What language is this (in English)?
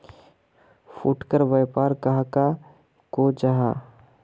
Magahi